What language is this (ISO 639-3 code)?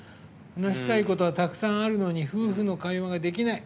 jpn